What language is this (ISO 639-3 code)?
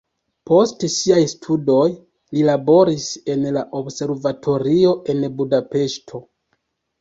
epo